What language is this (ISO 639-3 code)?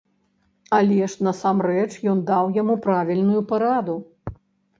bel